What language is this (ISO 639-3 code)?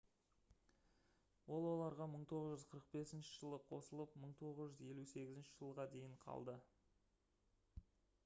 kaz